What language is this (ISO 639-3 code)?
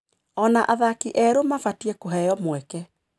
kik